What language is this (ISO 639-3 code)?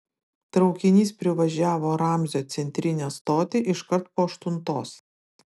lit